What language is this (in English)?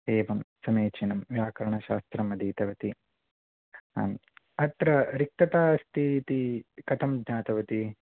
Sanskrit